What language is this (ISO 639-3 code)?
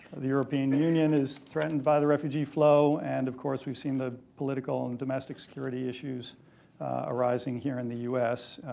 eng